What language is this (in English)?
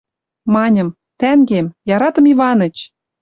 Western Mari